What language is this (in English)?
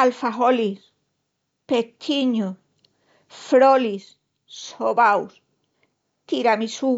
Extremaduran